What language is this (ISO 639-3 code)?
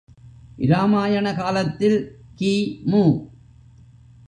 tam